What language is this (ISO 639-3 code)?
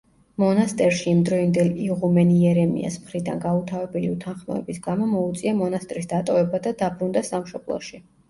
kat